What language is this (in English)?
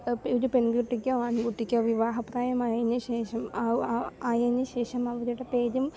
Malayalam